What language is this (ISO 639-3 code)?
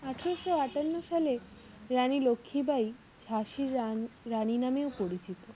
ben